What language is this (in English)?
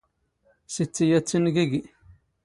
Standard Moroccan Tamazight